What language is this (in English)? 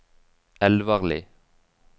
Norwegian